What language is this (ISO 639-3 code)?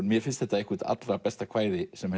isl